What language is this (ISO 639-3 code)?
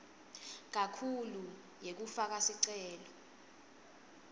ssw